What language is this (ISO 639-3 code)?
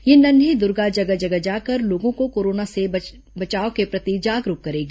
hin